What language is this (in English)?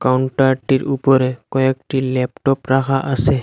Bangla